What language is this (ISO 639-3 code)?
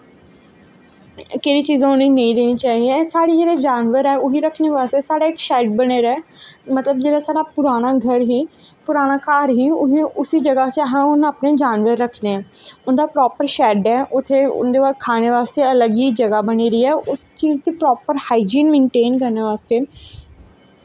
doi